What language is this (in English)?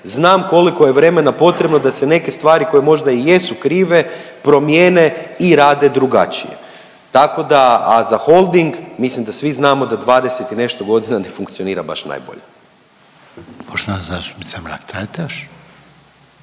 Croatian